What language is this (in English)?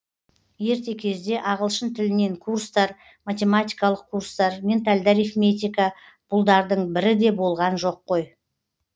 Kazakh